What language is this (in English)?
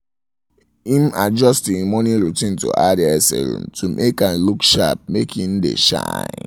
Nigerian Pidgin